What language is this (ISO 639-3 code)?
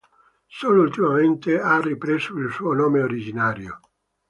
ita